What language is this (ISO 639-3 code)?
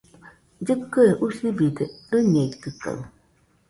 hux